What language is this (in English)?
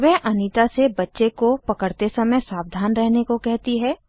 Hindi